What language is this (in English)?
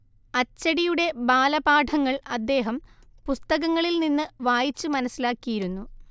Malayalam